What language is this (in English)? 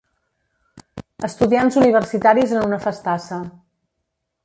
Catalan